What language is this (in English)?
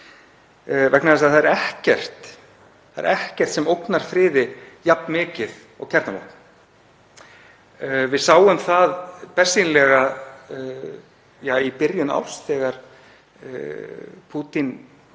Icelandic